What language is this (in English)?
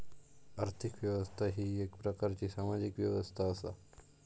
Marathi